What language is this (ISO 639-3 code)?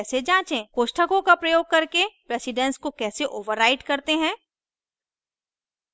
hin